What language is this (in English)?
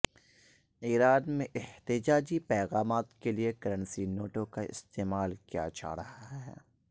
Urdu